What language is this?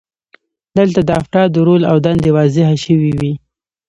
Pashto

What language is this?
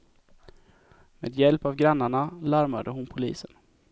Swedish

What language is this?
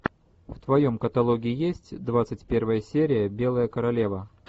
Russian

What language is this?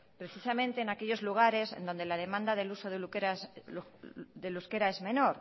Spanish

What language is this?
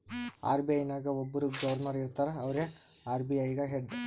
Kannada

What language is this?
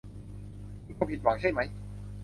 Thai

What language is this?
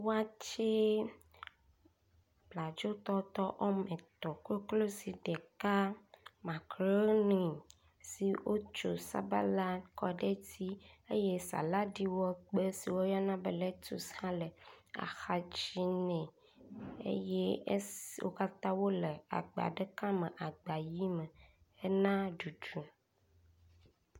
Ewe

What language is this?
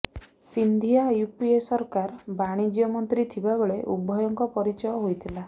Odia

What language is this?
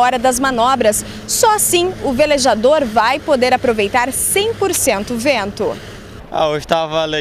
Portuguese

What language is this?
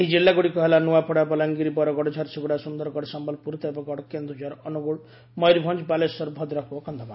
Odia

